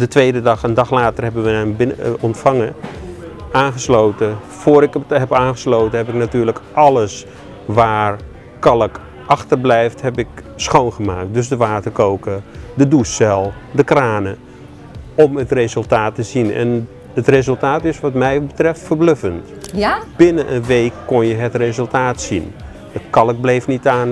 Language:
Dutch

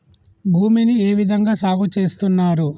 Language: Telugu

